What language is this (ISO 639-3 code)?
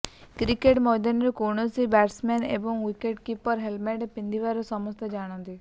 ori